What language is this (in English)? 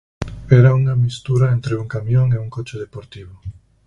Galician